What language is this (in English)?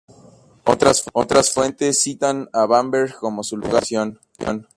Spanish